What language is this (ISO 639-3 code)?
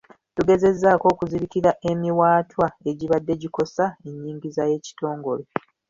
lug